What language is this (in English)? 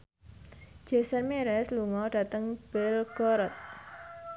Javanese